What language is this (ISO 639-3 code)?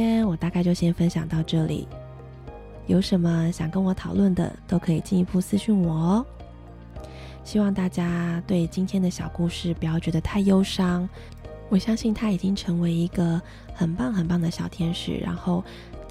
zho